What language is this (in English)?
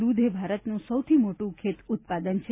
Gujarati